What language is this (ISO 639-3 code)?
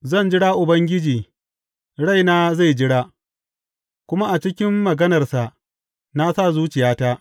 hau